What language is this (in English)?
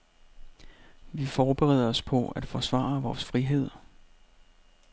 Danish